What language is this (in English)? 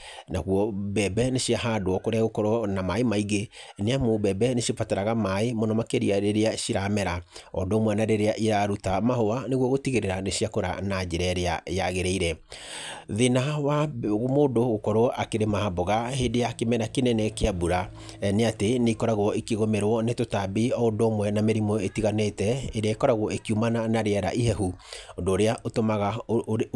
Kikuyu